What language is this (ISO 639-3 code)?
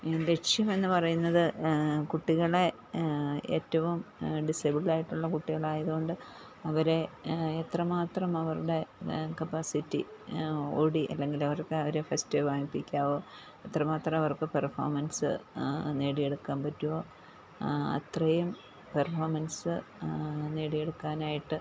mal